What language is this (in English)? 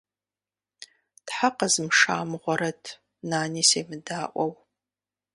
Kabardian